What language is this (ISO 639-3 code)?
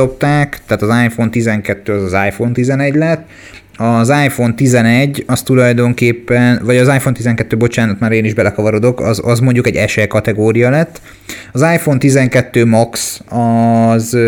hun